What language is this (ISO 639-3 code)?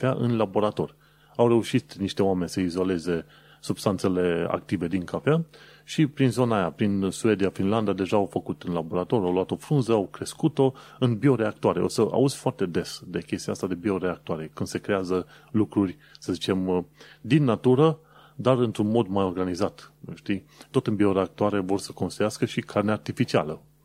ron